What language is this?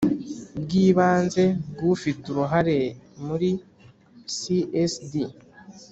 Kinyarwanda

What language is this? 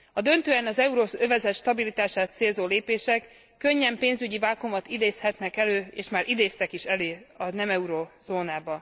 Hungarian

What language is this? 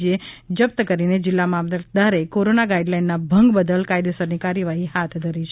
Gujarati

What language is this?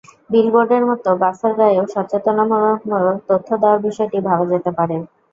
Bangla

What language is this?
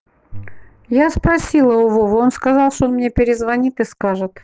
Russian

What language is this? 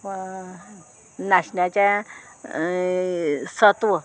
Konkani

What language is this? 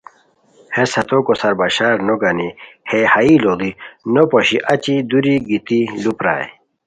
Khowar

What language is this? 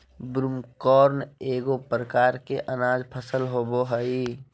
Magahi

